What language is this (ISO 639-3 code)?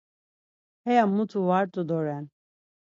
lzz